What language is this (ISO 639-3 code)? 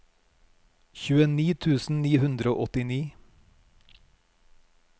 nor